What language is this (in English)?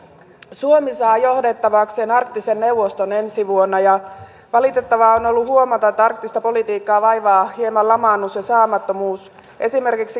Finnish